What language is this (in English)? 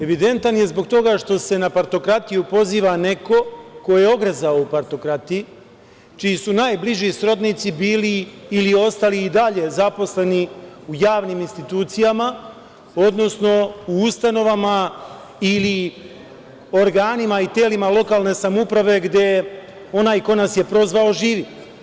Serbian